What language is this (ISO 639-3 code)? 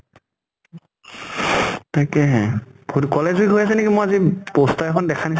asm